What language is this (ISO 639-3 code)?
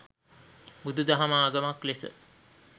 sin